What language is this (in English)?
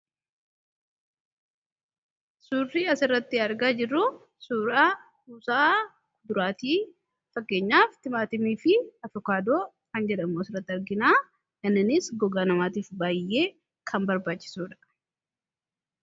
Oromo